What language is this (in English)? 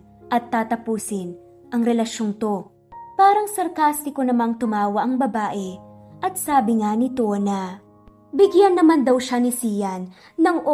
Filipino